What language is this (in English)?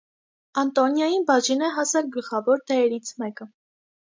Armenian